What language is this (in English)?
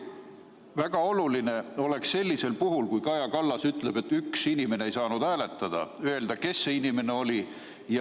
Estonian